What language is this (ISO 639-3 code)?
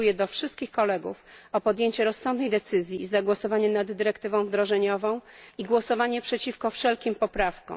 pol